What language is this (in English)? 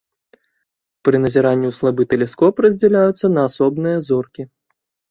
Belarusian